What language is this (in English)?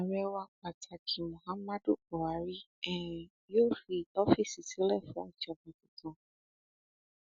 Yoruba